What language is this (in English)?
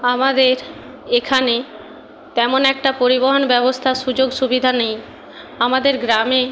Bangla